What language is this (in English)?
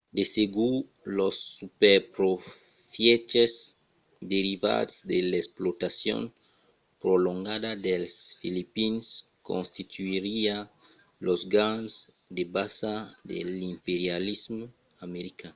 Occitan